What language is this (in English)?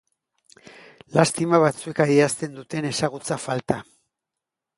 Basque